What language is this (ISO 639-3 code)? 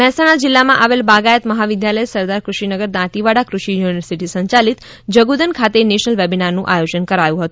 guj